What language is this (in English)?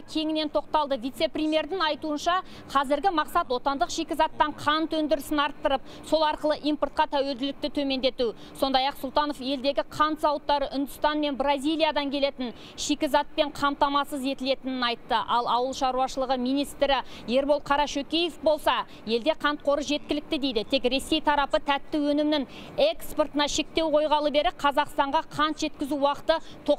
Turkish